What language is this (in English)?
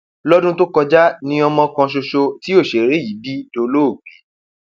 Yoruba